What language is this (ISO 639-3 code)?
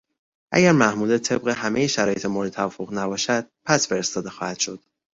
fas